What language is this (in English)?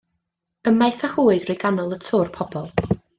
Welsh